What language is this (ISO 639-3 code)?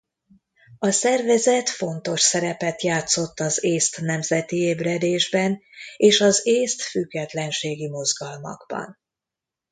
hun